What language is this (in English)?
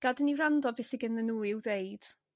Welsh